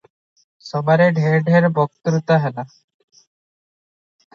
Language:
Odia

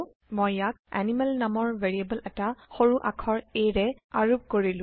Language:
Assamese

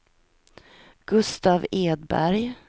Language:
Swedish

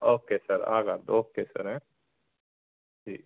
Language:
Punjabi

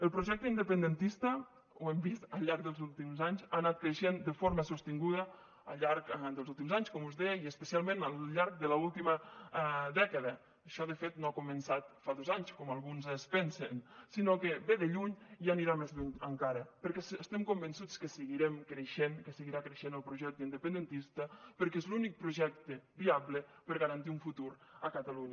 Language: Catalan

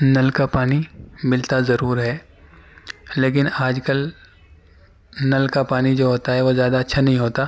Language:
Urdu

